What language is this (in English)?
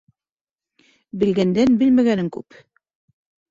Bashkir